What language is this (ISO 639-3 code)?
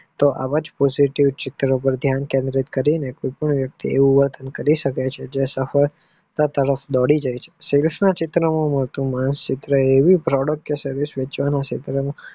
guj